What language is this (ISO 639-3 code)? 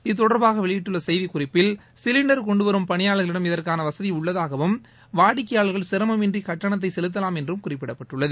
tam